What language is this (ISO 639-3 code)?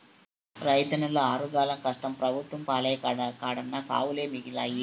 tel